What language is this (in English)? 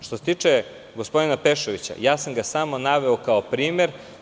Serbian